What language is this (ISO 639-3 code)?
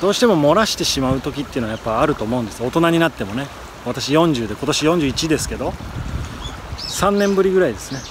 jpn